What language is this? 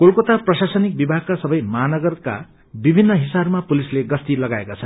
Nepali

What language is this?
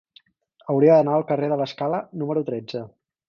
Catalan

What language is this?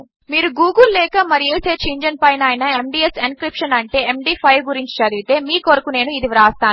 Telugu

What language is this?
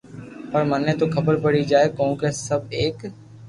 Loarki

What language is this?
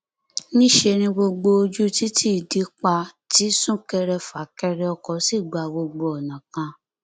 Yoruba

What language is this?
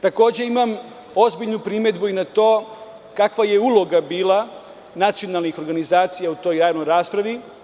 Serbian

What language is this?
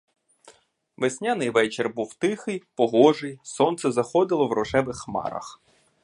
Ukrainian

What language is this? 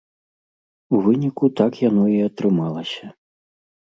Belarusian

